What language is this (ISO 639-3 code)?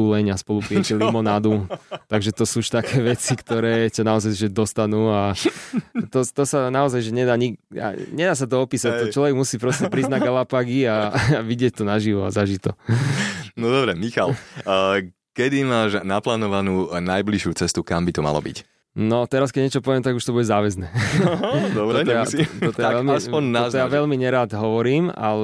slk